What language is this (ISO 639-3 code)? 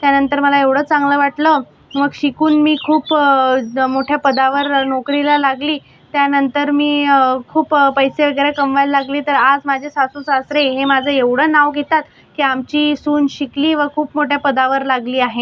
mar